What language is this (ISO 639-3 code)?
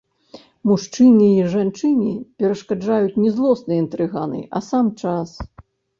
bel